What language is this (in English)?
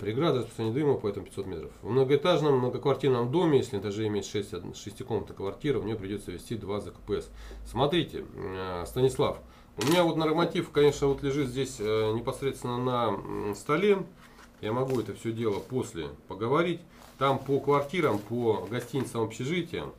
Russian